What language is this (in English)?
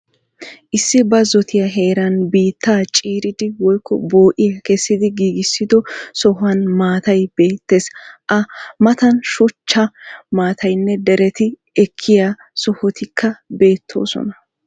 Wolaytta